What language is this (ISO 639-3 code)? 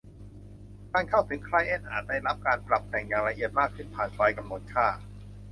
tha